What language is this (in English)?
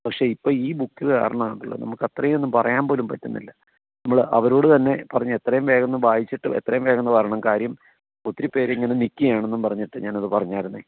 Malayalam